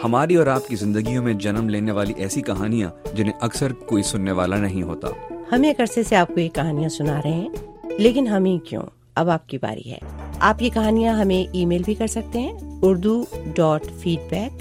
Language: Urdu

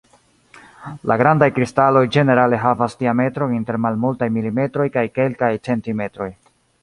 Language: Esperanto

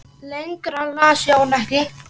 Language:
Icelandic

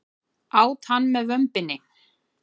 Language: Icelandic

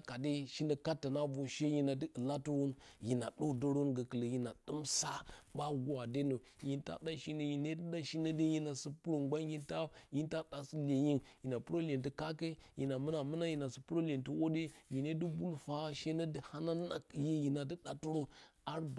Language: Bacama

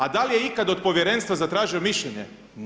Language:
Croatian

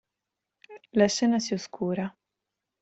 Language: Italian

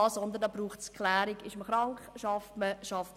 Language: Swiss German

